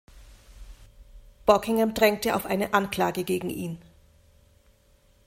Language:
German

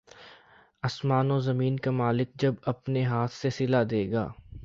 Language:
Urdu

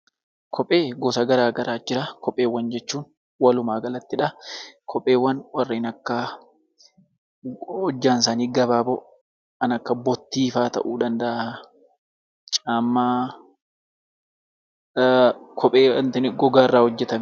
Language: Oromo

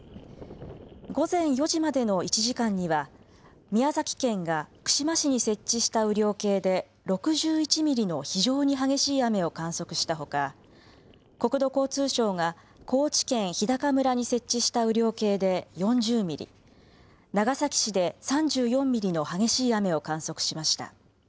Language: Japanese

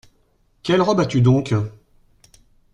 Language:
French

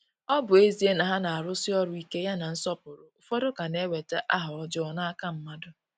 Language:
Igbo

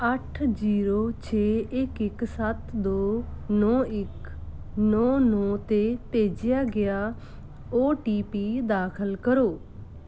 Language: Punjabi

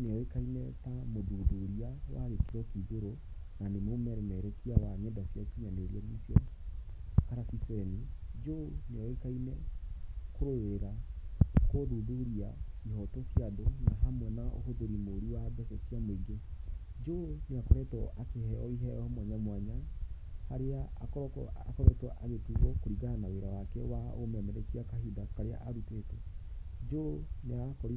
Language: Kikuyu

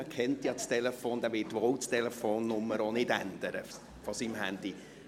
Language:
Swiss German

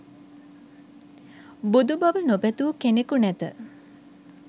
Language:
Sinhala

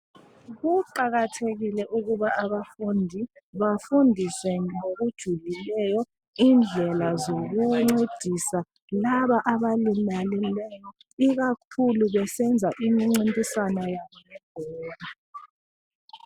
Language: North Ndebele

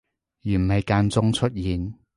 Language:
Cantonese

